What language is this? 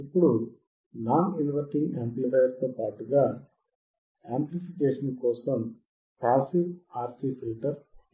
Telugu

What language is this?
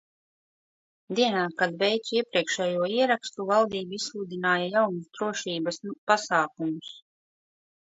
Latvian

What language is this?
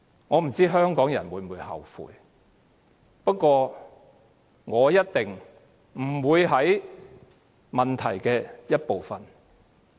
Cantonese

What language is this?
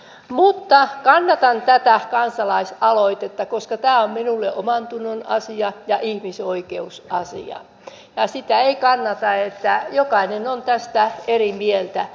Finnish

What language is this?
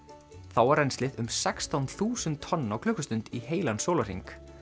Icelandic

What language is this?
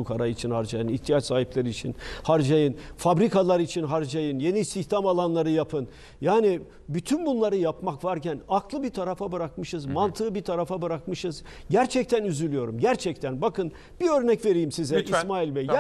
Turkish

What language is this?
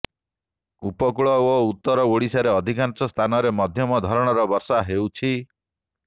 Odia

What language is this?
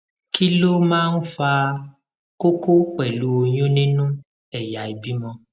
Yoruba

